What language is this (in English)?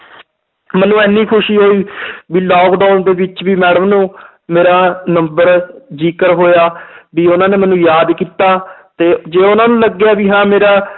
Punjabi